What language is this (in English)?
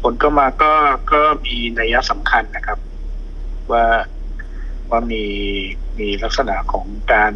Thai